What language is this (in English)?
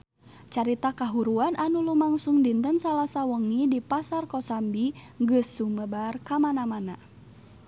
Sundanese